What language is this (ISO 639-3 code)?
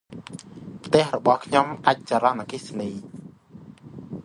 khm